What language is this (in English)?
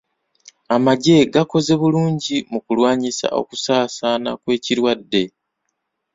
Ganda